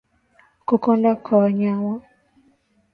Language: Swahili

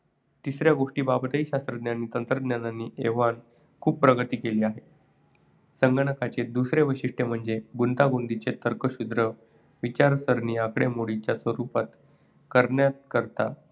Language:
Marathi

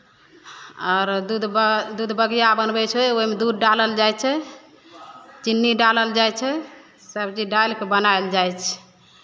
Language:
Maithili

